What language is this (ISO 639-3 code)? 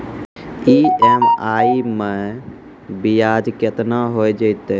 mai